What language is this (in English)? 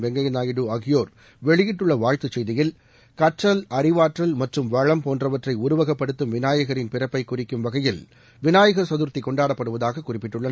Tamil